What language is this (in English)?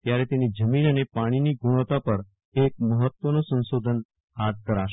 Gujarati